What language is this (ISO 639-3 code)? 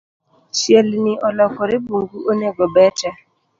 luo